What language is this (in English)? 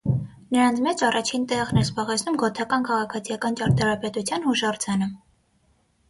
Armenian